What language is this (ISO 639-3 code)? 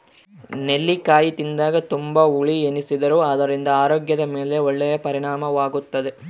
kan